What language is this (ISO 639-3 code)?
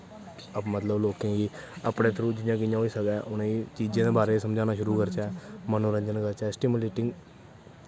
doi